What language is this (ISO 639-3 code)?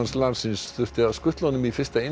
isl